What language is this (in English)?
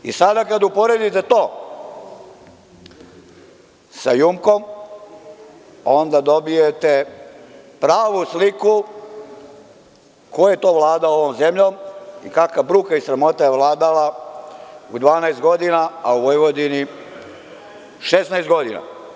Serbian